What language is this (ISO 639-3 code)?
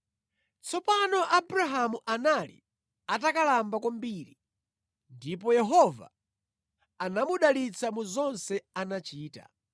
nya